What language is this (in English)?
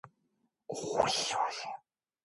Korean